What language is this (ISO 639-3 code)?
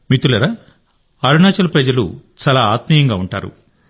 tel